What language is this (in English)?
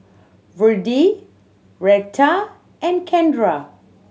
English